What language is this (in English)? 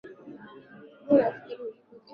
Swahili